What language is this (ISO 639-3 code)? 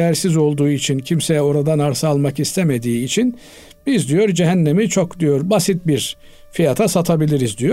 tur